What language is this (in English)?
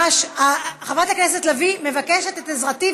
Hebrew